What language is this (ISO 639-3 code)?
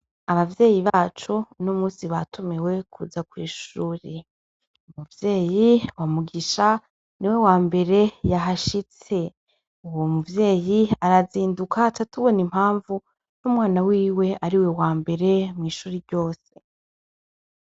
run